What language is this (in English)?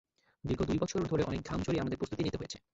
Bangla